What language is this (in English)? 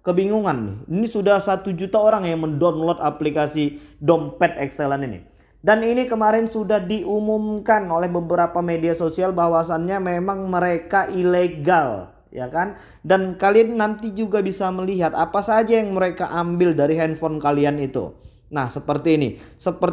Indonesian